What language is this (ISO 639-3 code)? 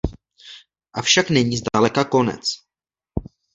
ces